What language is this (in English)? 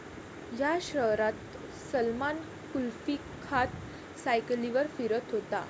Marathi